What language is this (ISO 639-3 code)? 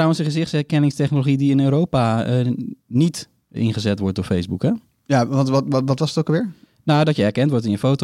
nld